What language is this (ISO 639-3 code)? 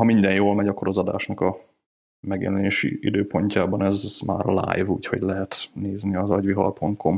hun